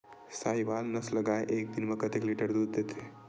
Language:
Chhattisgarhi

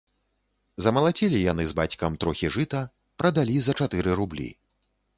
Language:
Belarusian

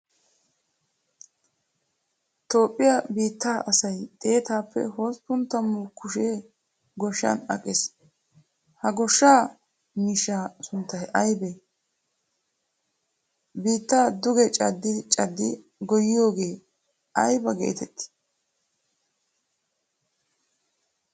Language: Wolaytta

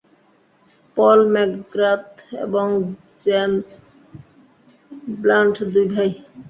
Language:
Bangla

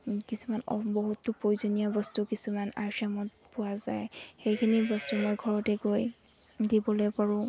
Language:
Assamese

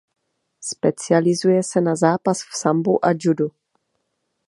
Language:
Czech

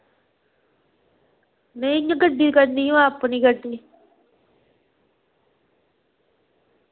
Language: Dogri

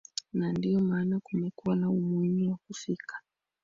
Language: Swahili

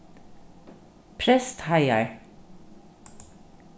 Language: Faroese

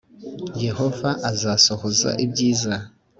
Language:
Kinyarwanda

